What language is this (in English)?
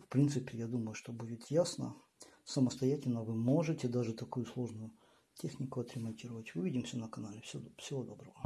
Russian